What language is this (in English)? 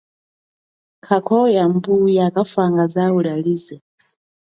Chokwe